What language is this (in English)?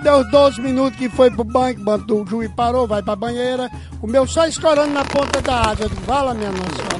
Portuguese